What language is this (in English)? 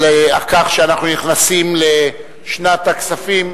Hebrew